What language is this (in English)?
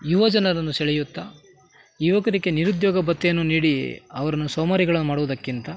Kannada